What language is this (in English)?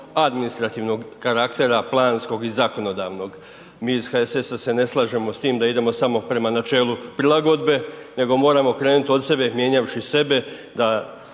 Croatian